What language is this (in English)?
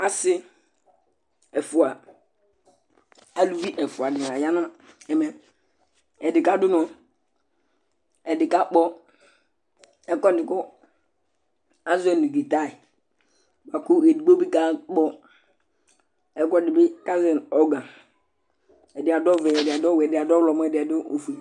Ikposo